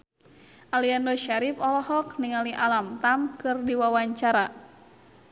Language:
Sundanese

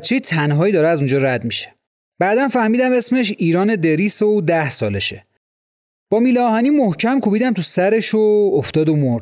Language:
Persian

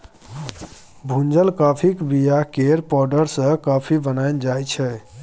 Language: Maithili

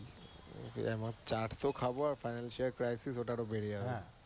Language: Bangla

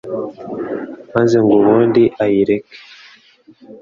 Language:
Kinyarwanda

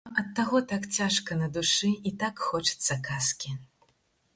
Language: Belarusian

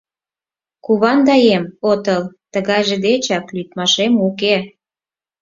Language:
Mari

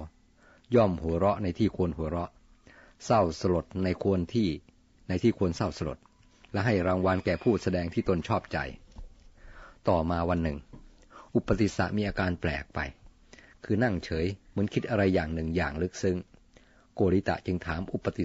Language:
Thai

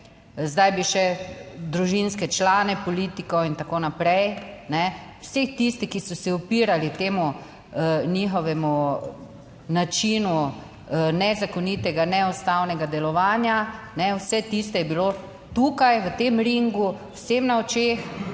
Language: Slovenian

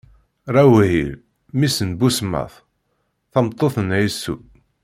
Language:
Kabyle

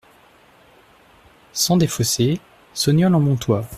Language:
French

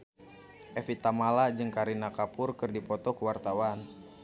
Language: Sundanese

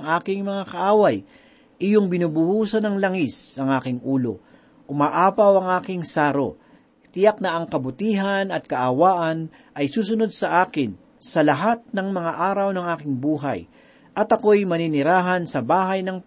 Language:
Filipino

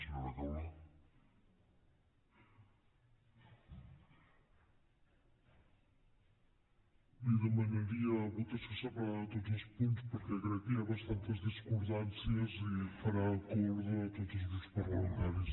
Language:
Catalan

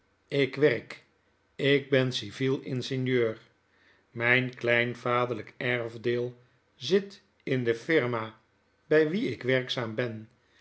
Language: Dutch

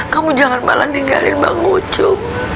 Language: Indonesian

